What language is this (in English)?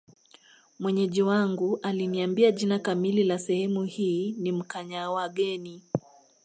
Swahili